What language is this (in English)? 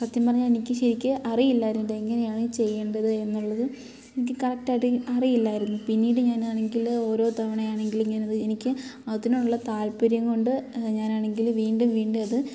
Malayalam